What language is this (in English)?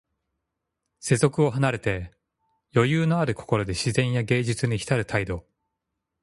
Japanese